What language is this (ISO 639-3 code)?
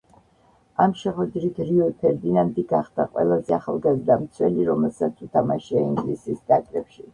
kat